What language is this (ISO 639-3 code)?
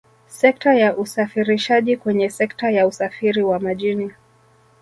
swa